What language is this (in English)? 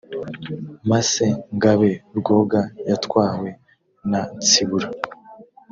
Kinyarwanda